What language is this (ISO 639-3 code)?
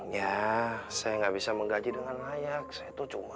ind